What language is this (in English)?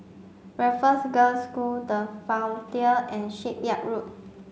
English